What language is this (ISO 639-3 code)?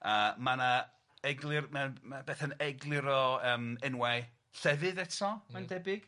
cym